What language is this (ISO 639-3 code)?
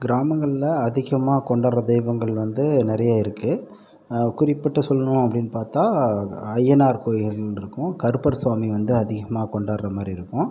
tam